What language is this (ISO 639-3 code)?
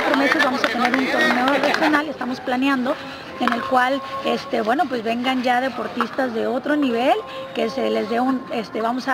spa